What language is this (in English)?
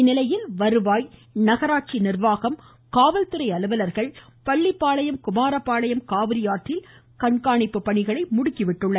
Tamil